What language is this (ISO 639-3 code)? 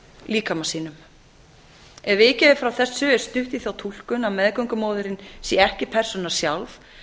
isl